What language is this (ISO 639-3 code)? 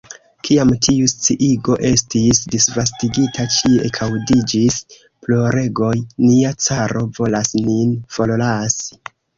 epo